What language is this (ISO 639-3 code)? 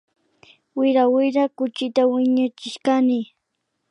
qvi